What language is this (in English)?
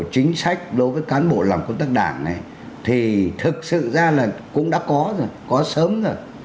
Vietnamese